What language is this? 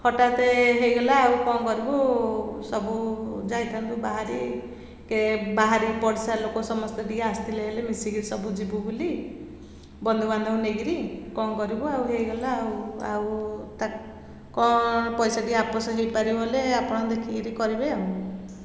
Odia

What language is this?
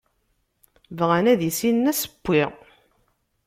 Kabyle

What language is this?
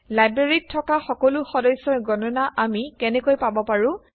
Assamese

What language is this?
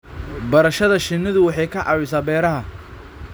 Somali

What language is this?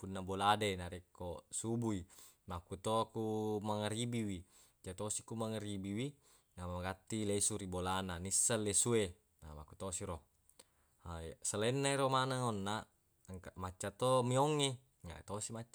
Buginese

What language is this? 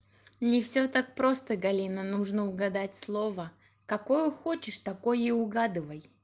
Russian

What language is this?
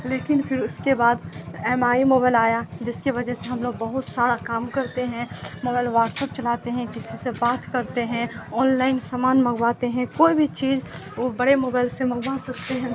Urdu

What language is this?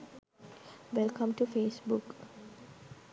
Sinhala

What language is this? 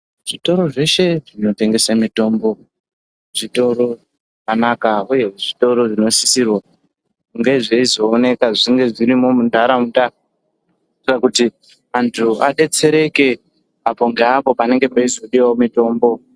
Ndau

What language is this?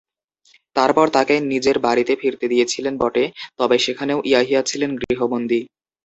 Bangla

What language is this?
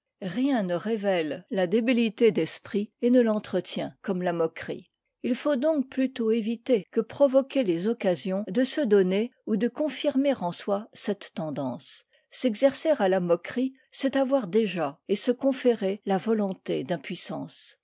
French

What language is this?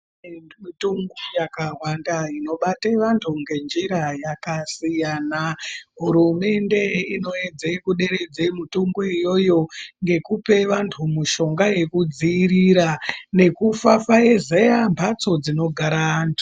Ndau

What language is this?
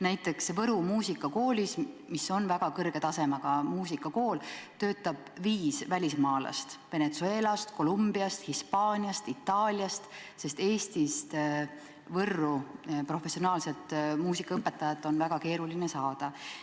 Estonian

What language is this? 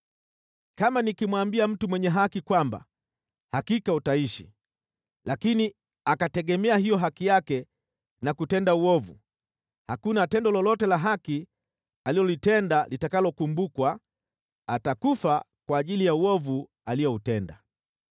Swahili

